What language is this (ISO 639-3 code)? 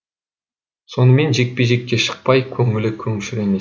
kaz